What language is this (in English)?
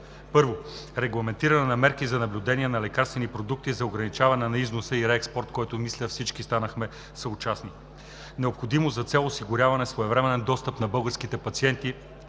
Bulgarian